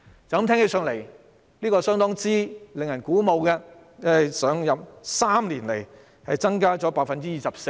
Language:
Cantonese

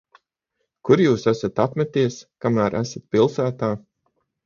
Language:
Latvian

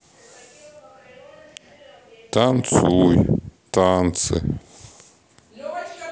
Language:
Russian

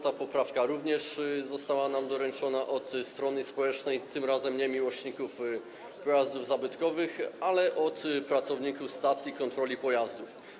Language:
Polish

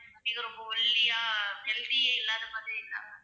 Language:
Tamil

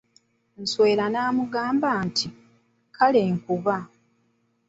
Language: Ganda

